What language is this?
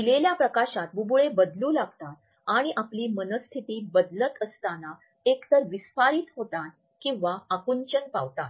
Marathi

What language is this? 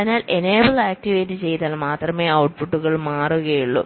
Malayalam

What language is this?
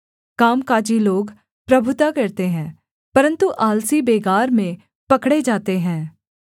Hindi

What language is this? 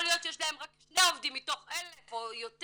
Hebrew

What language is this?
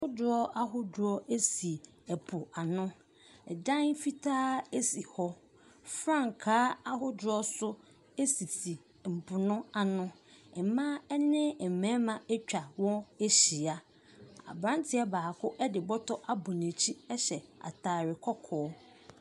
Akan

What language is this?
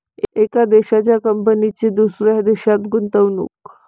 Marathi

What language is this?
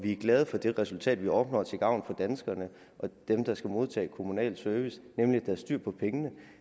Danish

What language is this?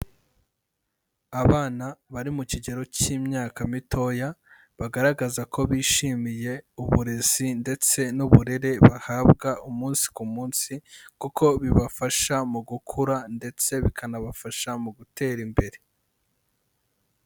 Kinyarwanda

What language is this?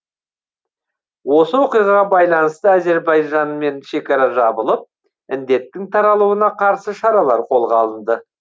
Kazakh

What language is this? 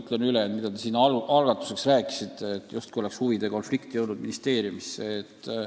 Estonian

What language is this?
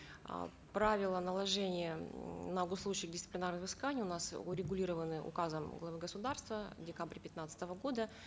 Kazakh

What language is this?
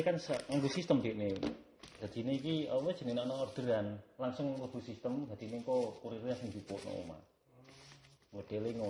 Indonesian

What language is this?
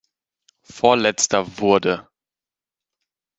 German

